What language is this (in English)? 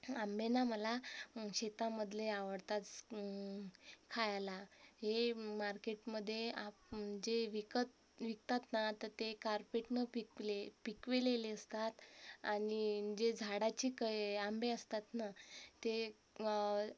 Marathi